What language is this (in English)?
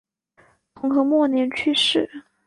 Chinese